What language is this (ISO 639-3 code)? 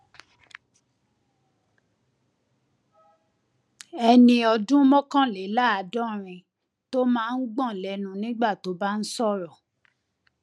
yor